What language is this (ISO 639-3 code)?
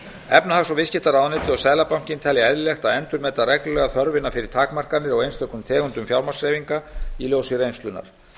isl